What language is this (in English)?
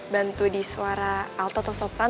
Indonesian